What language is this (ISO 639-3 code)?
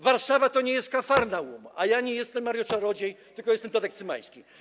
pol